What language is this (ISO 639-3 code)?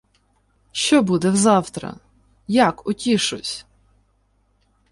ukr